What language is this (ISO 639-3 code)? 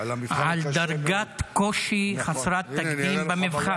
heb